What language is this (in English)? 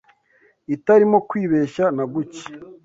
Kinyarwanda